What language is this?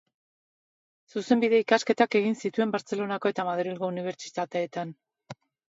Basque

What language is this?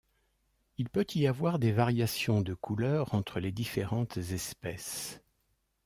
French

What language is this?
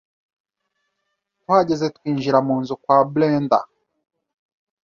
Kinyarwanda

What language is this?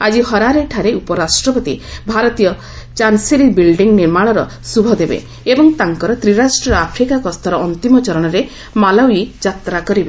Odia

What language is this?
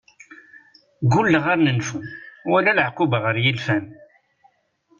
Kabyle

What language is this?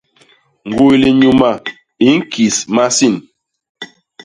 Basaa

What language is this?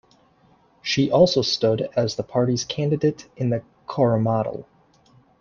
English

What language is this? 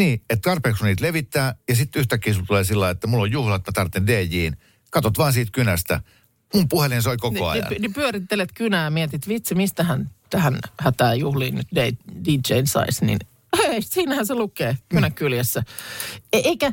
Finnish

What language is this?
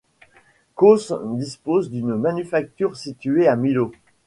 French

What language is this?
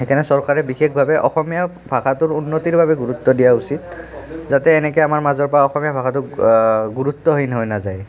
Assamese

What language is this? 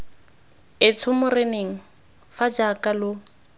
Tswana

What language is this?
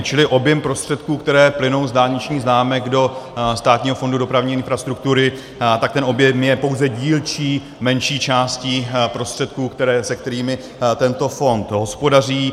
Czech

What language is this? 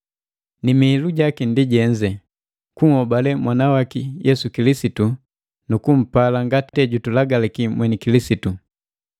Matengo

